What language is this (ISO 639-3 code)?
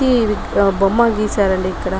tel